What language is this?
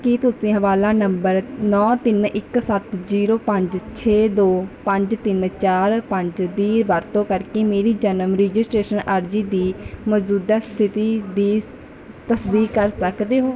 Punjabi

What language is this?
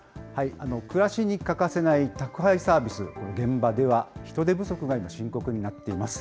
Japanese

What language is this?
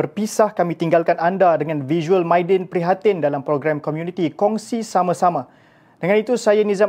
Malay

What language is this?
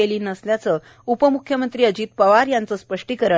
Marathi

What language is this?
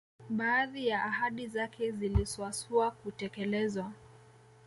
Swahili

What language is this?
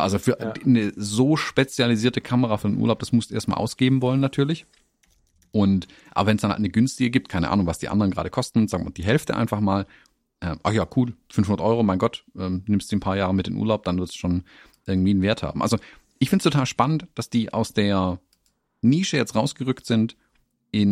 German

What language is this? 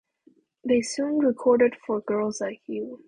English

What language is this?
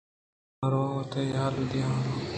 Eastern Balochi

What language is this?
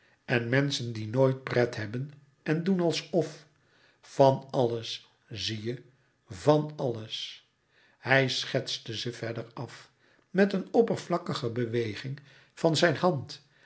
Dutch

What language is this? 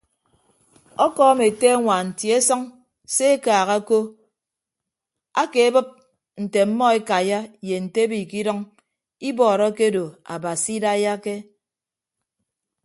Ibibio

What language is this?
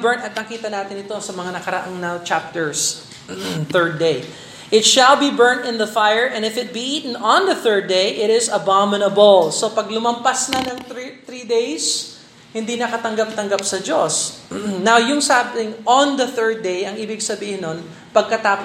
Filipino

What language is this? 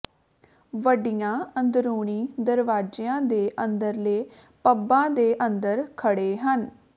Punjabi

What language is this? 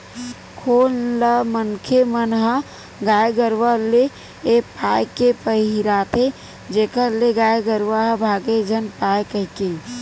Chhattisgarhi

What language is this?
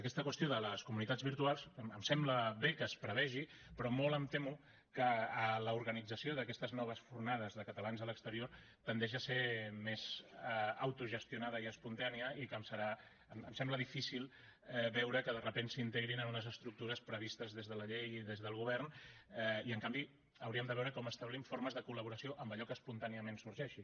Catalan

